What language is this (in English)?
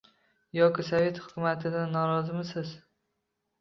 Uzbek